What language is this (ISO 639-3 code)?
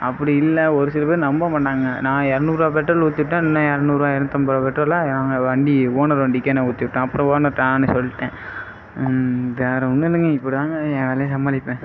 tam